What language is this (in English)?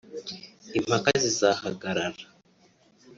Kinyarwanda